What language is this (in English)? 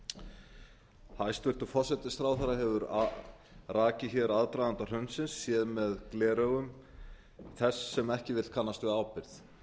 Icelandic